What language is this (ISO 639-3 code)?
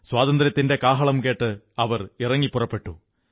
mal